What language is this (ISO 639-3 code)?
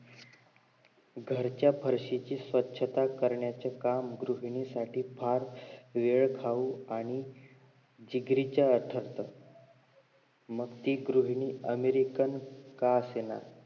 mar